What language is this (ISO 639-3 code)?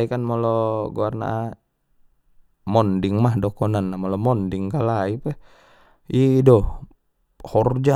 btm